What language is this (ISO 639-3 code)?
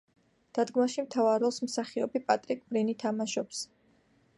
kat